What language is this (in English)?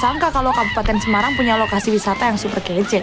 Indonesian